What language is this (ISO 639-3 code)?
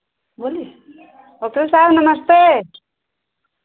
hin